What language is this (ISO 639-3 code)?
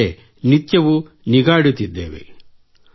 kan